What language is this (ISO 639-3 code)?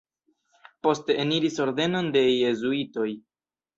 epo